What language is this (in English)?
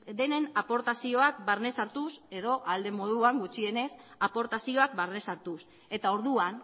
Basque